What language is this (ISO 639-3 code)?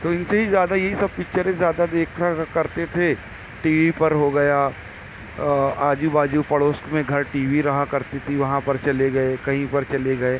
urd